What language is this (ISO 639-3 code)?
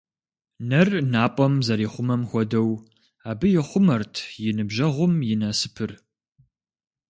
kbd